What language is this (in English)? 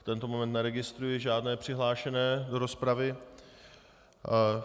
Czech